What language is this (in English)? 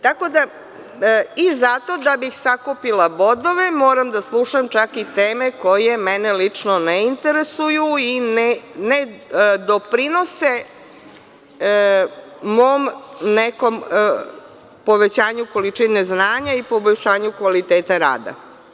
Serbian